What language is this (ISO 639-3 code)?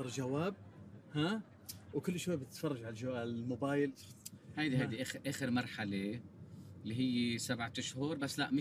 ara